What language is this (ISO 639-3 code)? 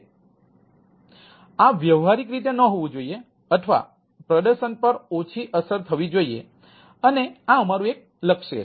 guj